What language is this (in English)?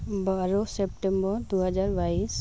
Santali